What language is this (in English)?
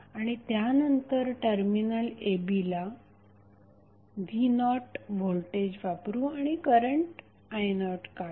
Marathi